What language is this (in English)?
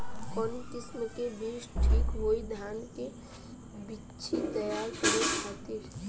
Bhojpuri